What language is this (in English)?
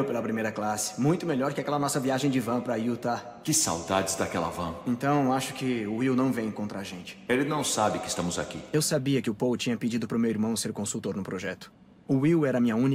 Portuguese